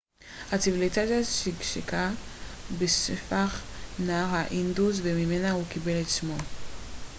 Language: Hebrew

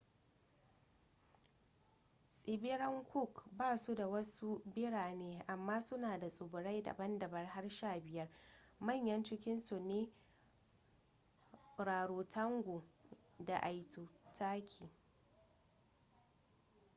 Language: Hausa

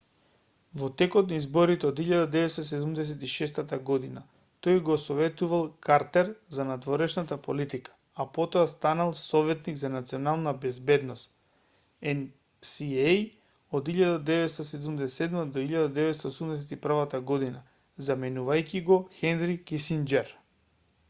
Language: Macedonian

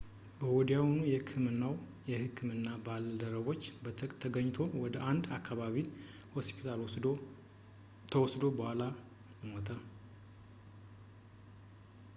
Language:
Amharic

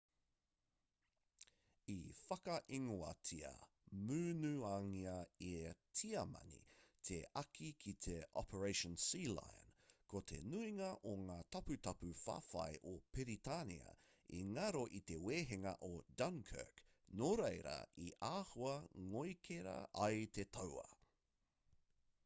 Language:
Māori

